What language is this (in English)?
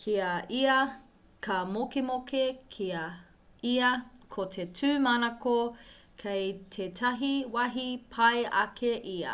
Māori